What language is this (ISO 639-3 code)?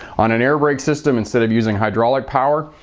eng